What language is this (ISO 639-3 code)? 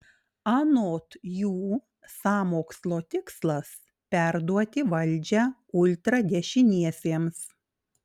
lit